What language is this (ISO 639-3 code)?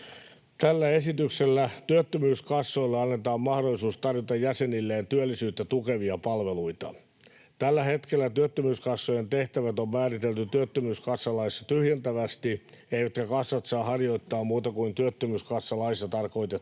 fin